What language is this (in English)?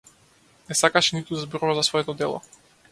Macedonian